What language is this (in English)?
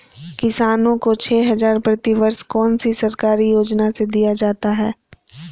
Magahi